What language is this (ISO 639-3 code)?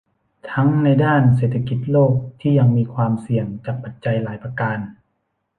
tha